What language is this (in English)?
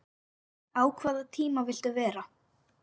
Icelandic